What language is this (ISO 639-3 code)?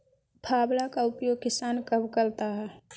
mag